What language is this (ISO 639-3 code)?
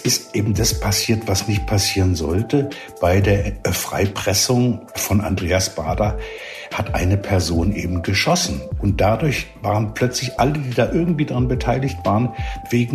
deu